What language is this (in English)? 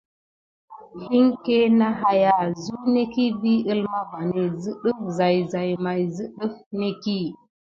Gidar